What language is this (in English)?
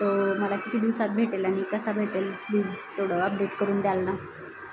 Marathi